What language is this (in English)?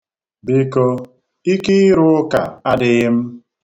Igbo